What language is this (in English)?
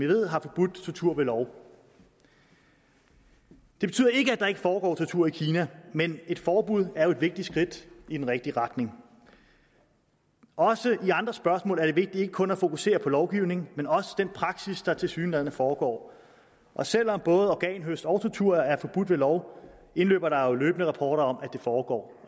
Danish